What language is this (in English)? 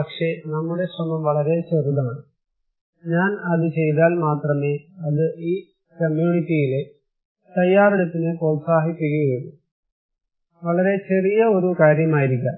Malayalam